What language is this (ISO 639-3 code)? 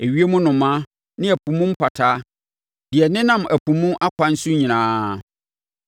aka